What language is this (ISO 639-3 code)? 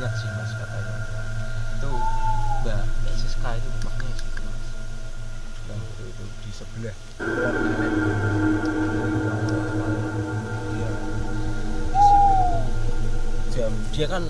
ind